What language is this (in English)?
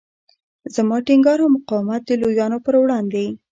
Pashto